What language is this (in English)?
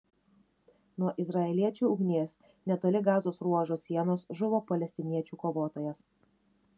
Lithuanian